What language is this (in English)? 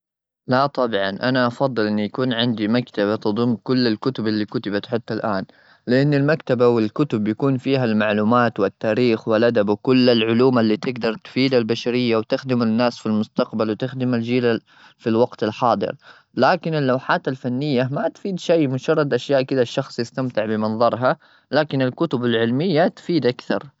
Gulf Arabic